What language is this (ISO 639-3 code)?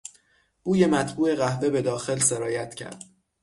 fas